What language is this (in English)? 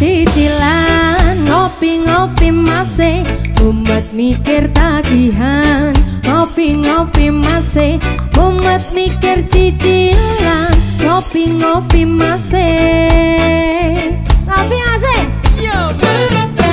Indonesian